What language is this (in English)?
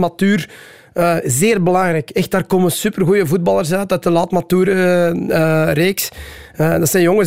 Dutch